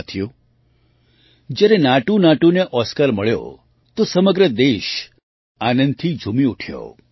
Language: Gujarati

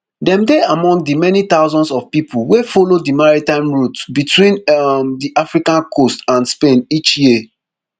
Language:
Nigerian Pidgin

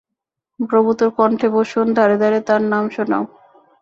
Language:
Bangla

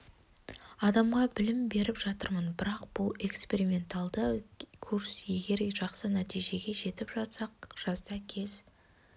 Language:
Kazakh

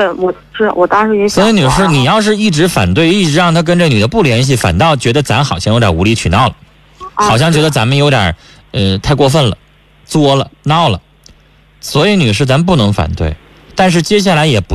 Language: Chinese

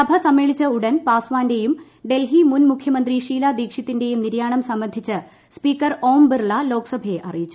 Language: Malayalam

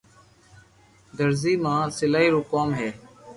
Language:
Loarki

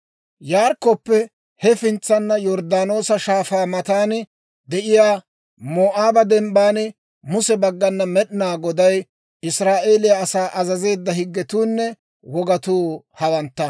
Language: Dawro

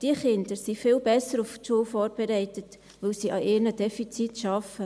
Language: Swiss German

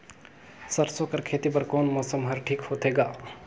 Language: Chhattisgarhi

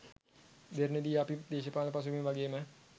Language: Sinhala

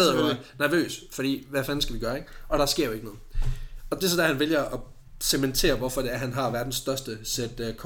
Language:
Danish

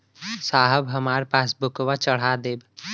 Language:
Bhojpuri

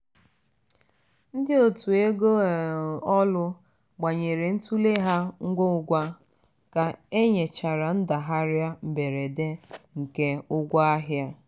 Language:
Igbo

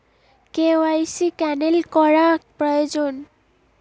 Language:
Bangla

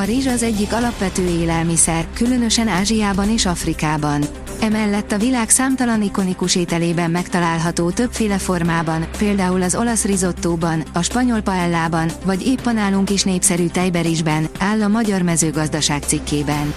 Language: Hungarian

